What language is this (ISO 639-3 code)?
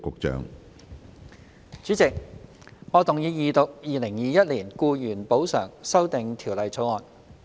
yue